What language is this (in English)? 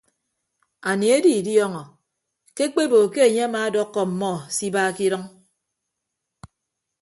Ibibio